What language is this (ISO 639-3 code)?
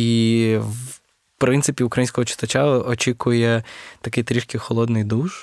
ukr